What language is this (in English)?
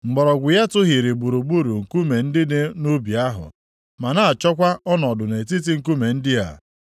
Igbo